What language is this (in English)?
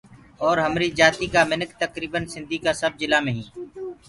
Gurgula